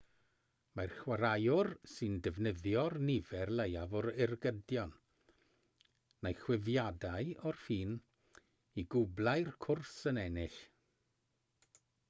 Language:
Welsh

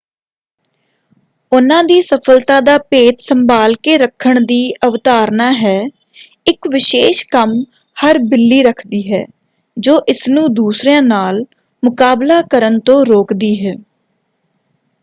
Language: Punjabi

